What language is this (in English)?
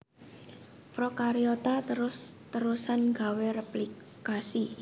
Javanese